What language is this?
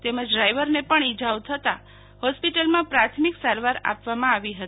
Gujarati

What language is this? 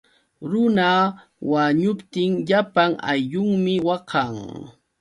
Yauyos Quechua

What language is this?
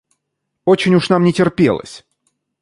Russian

